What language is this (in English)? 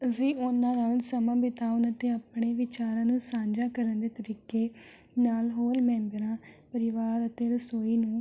Punjabi